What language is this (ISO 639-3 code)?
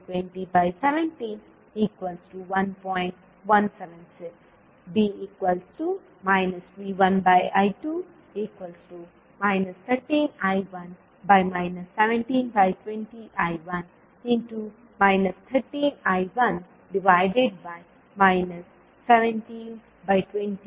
kan